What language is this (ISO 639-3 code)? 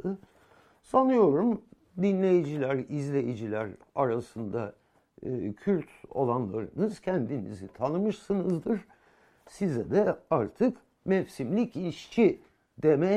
tur